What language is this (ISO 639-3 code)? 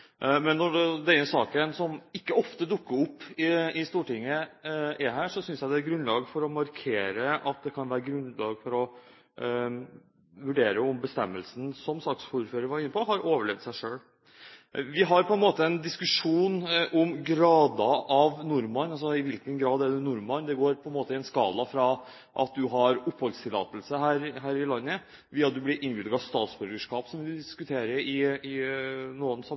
nob